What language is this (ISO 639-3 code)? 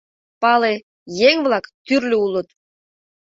chm